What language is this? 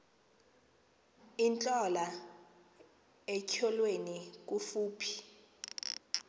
Xhosa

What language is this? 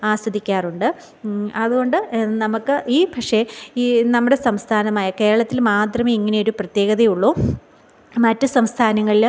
Malayalam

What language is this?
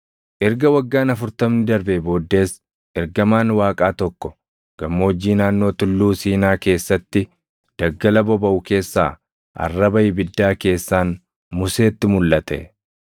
Oromo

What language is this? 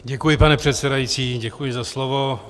Czech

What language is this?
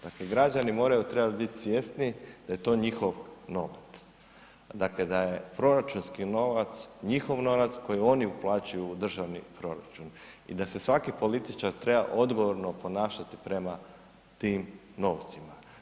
Croatian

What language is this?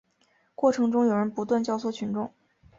Chinese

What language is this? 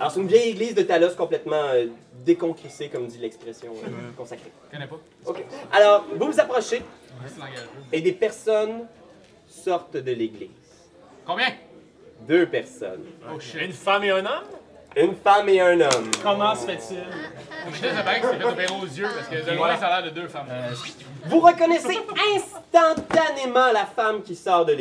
French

